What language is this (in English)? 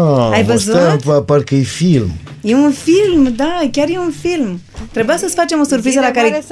Romanian